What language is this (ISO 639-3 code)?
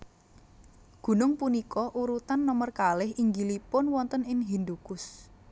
jav